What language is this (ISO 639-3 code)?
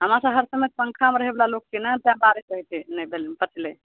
mai